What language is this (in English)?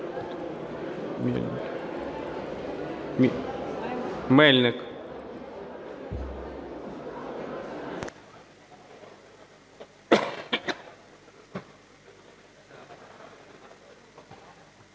Ukrainian